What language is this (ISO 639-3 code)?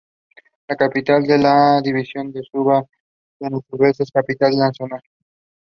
eng